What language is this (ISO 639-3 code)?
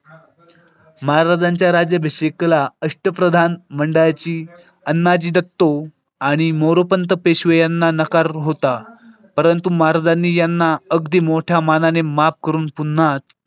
mar